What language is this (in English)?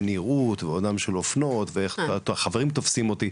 Hebrew